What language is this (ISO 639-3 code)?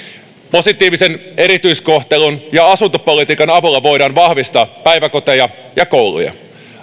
fin